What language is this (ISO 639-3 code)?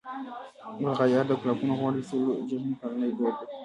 pus